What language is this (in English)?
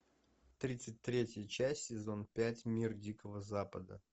Russian